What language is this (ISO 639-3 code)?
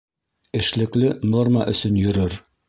bak